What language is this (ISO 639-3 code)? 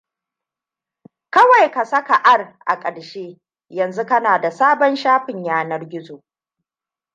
hau